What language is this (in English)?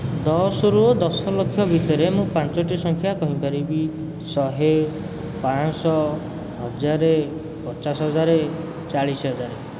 Odia